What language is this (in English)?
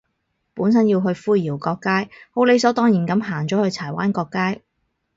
Cantonese